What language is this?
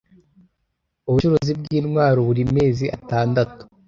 Kinyarwanda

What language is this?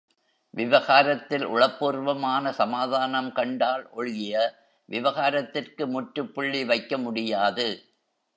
Tamil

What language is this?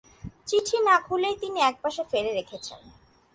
Bangla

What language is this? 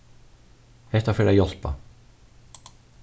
Faroese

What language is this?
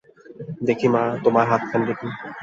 Bangla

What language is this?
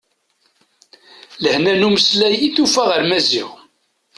Kabyle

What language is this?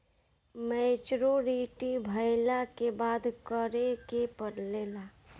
Bhojpuri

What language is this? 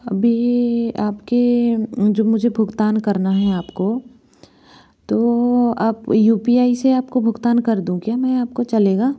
Hindi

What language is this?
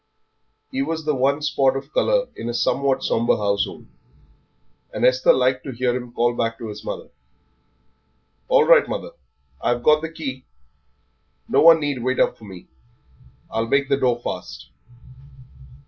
English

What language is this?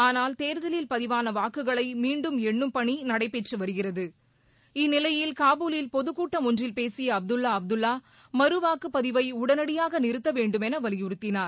Tamil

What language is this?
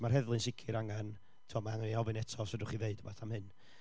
Welsh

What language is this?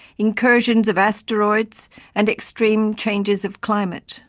English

